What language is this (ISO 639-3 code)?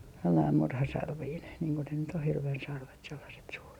fin